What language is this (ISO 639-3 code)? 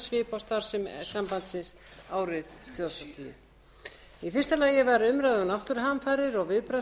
isl